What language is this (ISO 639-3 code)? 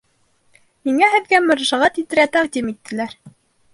bak